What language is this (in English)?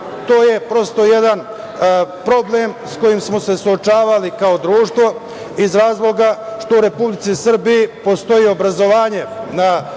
Serbian